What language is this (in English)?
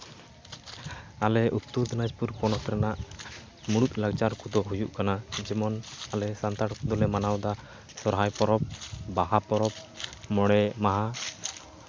Santali